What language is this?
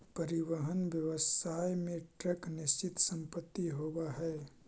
Magahi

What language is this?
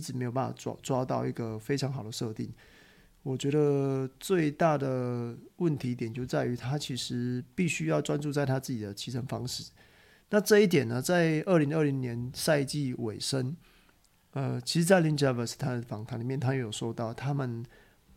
Chinese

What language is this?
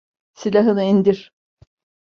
Turkish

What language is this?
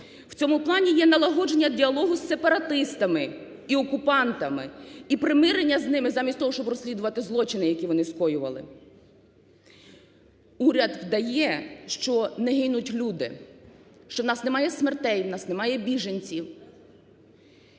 Ukrainian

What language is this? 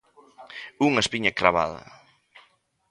Galician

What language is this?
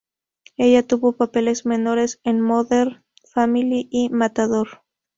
Spanish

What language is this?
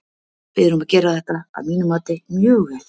Icelandic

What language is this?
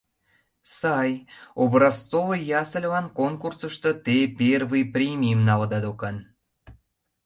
Mari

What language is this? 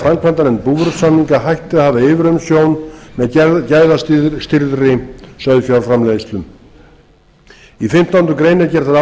Icelandic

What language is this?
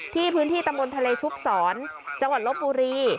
Thai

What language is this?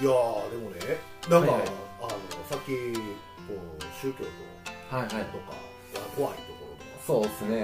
Japanese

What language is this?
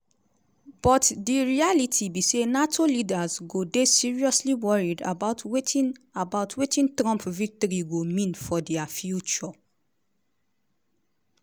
Nigerian Pidgin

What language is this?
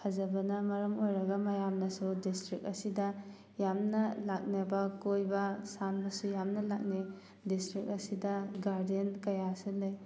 Manipuri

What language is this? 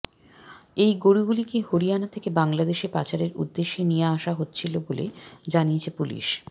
Bangla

